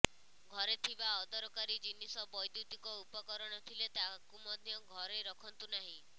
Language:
Odia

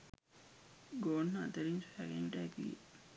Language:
Sinhala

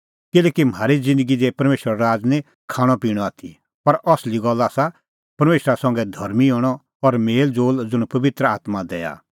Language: Kullu Pahari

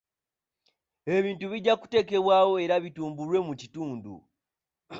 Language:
Ganda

